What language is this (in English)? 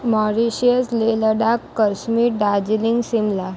Gujarati